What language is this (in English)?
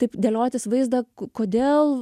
Lithuanian